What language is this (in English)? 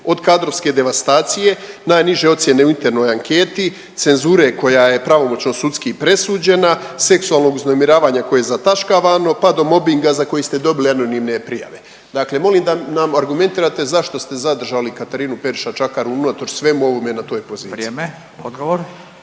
Croatian